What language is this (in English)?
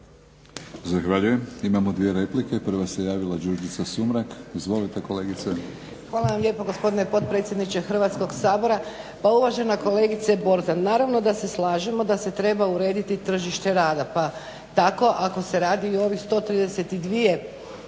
Croatian